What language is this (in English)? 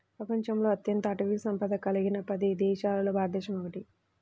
Telugu